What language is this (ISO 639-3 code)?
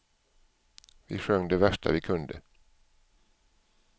swe